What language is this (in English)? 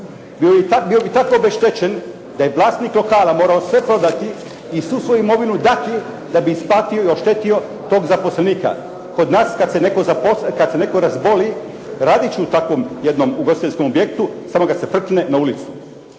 Croatian